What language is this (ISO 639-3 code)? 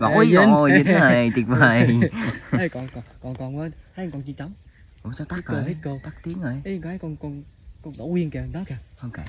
vie